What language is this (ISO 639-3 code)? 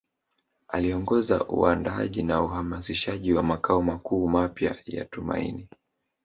swa